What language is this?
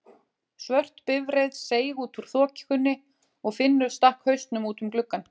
Icelandic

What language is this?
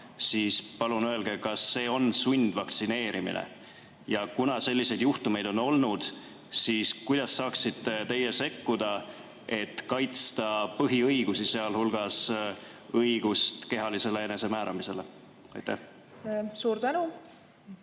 Estonian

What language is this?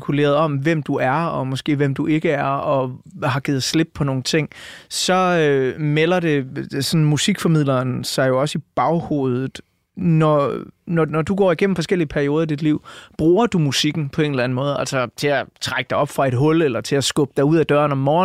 Danish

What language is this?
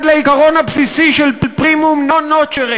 Hebrew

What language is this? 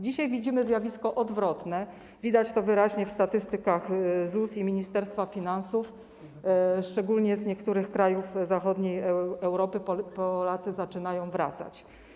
Polish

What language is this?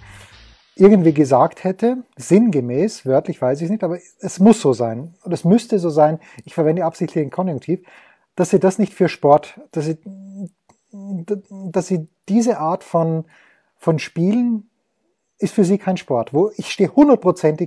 German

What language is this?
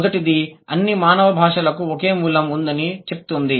Telugu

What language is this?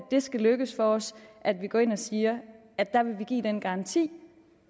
Danish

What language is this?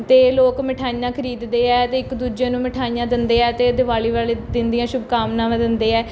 Punjabi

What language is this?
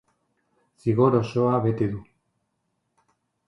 Basque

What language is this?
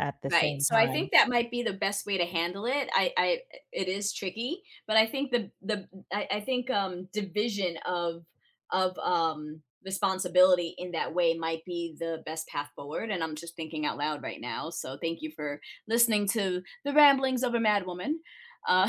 English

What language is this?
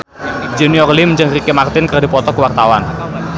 Sundanese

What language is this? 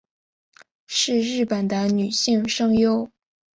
Chinese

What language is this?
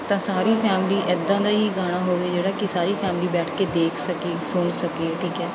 Punjabi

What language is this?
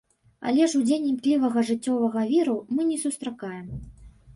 Belarusian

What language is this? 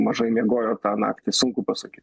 Lithuanian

